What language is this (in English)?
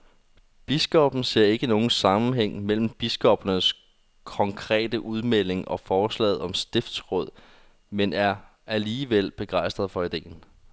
Danish